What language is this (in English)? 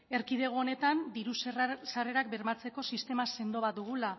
Basque